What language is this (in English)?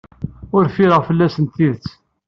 Kabyle